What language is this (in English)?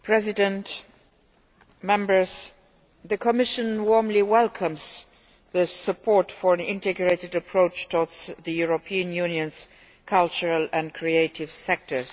English